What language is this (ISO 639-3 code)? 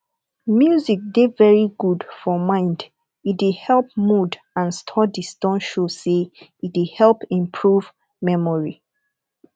pcm